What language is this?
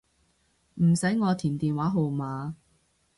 Cantonese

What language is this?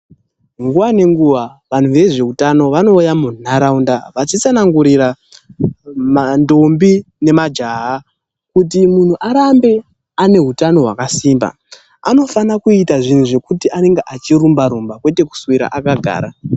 Ndau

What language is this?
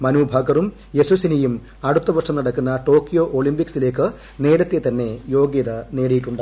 Malayalam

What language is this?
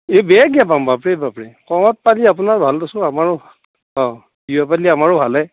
Assamese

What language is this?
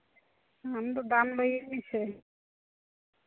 Santali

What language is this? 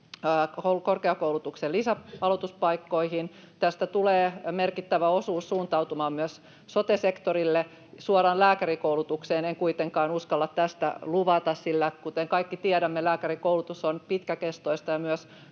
Finnish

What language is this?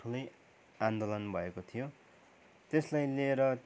Nepali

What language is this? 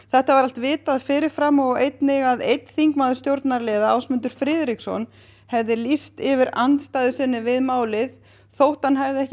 Icelandic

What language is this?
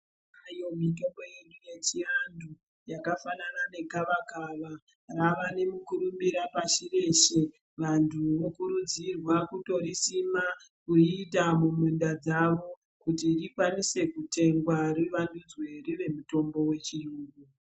Ndau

